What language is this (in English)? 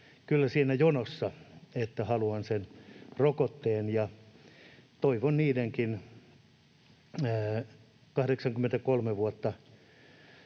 Finnish